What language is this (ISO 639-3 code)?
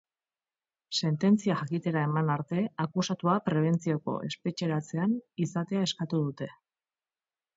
eus